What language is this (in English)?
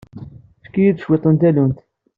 Kabyle